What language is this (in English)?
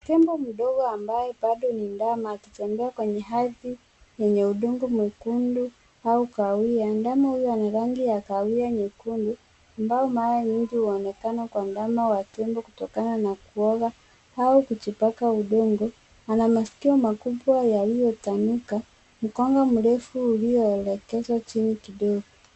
Swahili